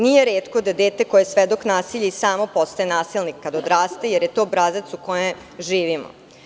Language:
Serbian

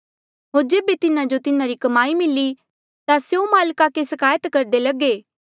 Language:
Mandeali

